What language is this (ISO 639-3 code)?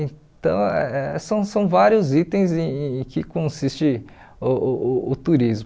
por